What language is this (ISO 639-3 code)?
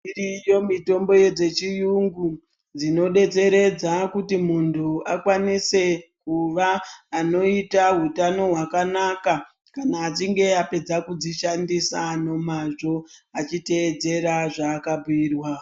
ndc